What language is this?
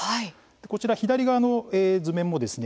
Japanese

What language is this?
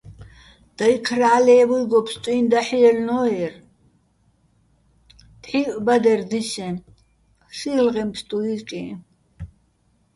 Bats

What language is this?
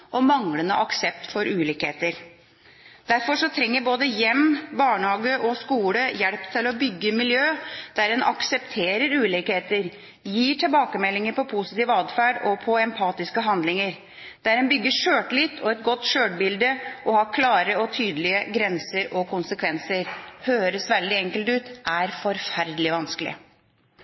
Norwegian Bokmål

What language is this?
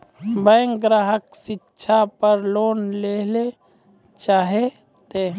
Maithili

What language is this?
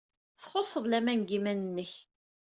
Kabyle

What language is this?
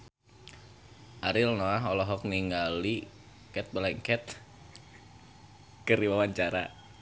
Sundanese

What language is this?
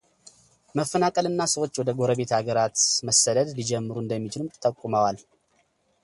Amharic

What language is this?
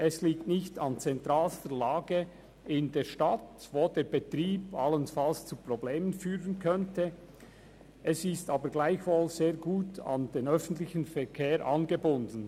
Swiss German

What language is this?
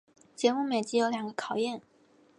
Chinese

